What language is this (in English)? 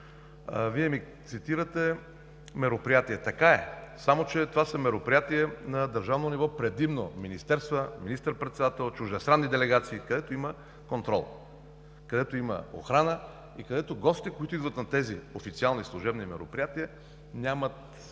Bulgarian